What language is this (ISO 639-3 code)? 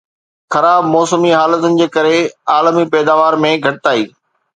snd